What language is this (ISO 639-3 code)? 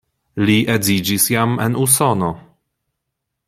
epo